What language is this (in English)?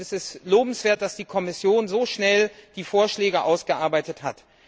German